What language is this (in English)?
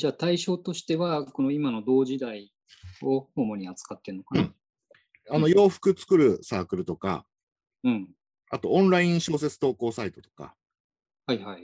Japanese